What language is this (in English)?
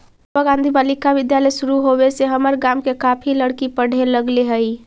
Magahi